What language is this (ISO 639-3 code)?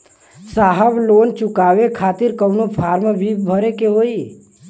bho